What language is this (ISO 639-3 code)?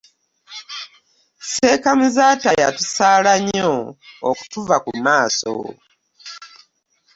lug